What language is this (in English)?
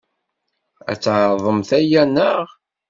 Kabyle